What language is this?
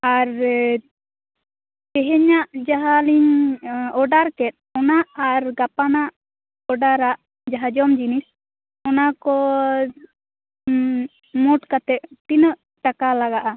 Santali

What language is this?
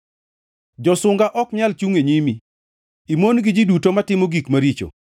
Luo (Kenya and Tanzania)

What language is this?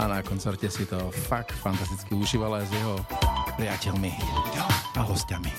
Slovak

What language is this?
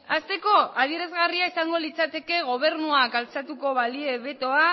Basque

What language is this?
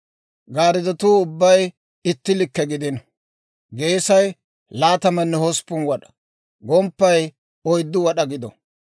Dawro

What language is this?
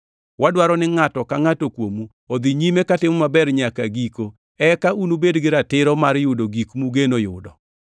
Luo (Kenya and Tanzania)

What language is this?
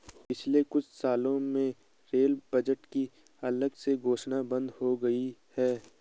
Hindi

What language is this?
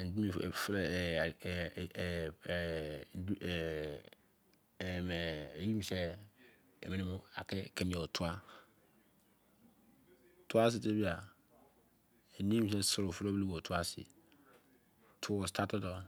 Izon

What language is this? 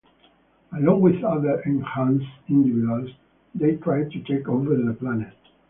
English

